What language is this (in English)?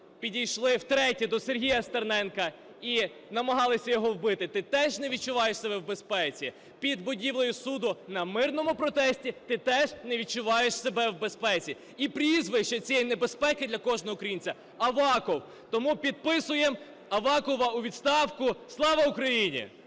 Ukrainian